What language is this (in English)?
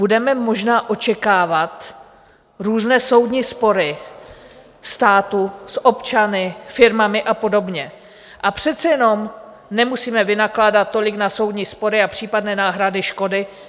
Czech